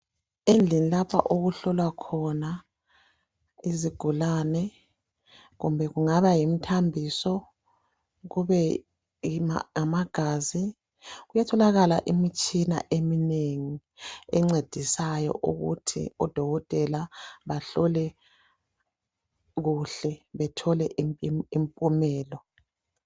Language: North Ndebele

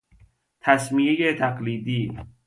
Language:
Persian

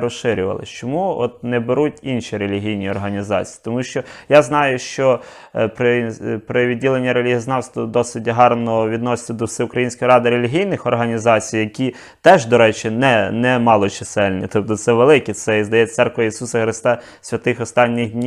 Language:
Ukrainian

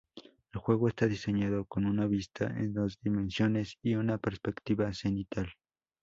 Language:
Spanish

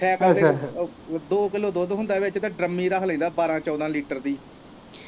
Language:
Punjabi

